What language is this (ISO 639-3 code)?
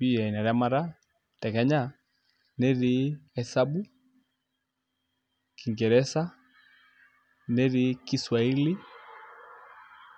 mas